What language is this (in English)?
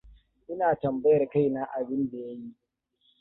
Hausa